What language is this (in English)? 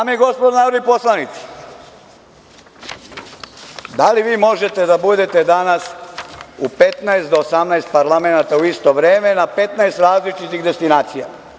Serbian